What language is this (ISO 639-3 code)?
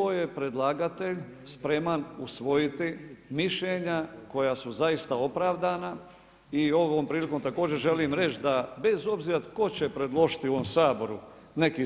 hrv